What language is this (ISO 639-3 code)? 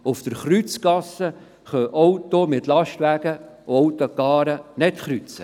gsw